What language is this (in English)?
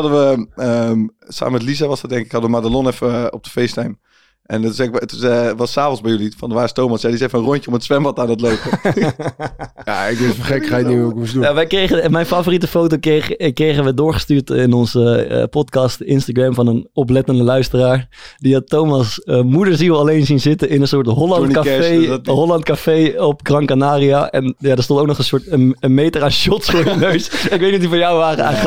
Dutch